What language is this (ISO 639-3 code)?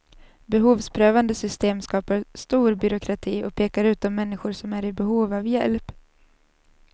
swe